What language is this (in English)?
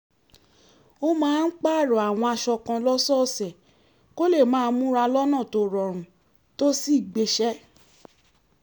Yoruba